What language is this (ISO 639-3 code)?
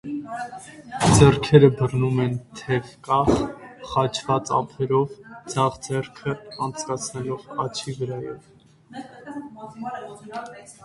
hye